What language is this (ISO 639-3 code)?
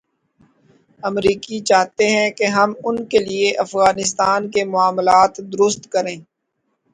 urd